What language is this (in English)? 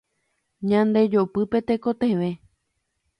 Guarani